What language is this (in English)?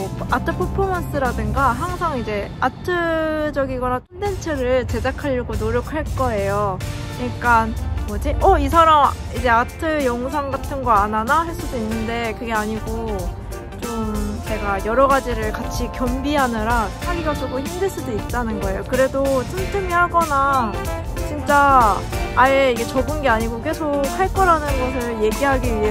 Korean